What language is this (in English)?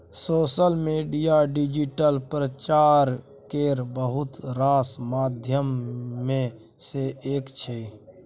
Maithili